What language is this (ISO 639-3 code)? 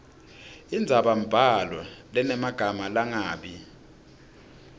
ssw